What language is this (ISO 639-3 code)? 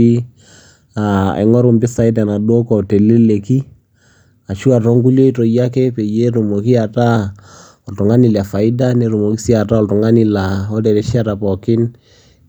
mas